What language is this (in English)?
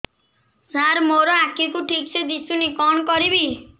Odia